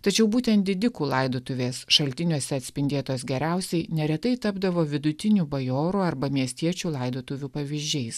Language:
Lithuanian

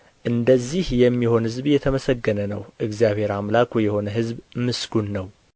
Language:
Amharic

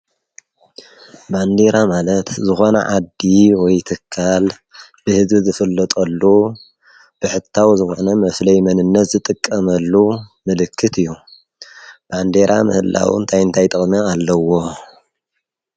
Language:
Tigrinya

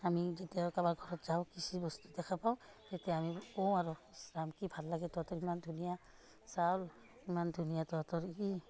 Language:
Assamese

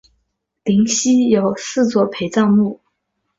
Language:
Chinese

